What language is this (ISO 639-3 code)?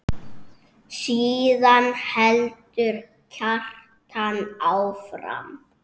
isl